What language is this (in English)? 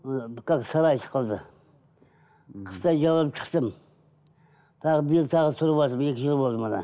Kazakh